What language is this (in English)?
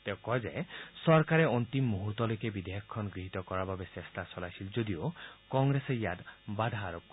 Assamese